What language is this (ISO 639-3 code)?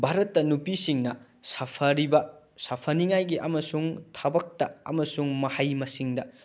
mni